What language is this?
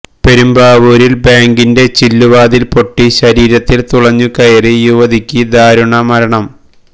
Malayalam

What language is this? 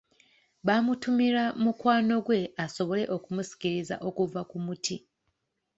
Ganda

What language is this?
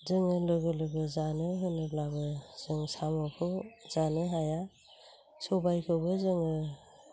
Bodo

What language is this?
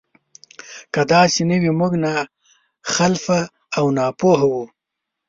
Pashto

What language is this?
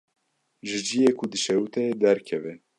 Kurdish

